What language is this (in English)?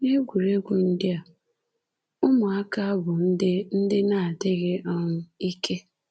Igbo